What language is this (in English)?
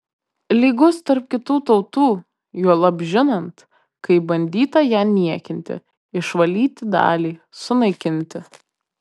Lithuanian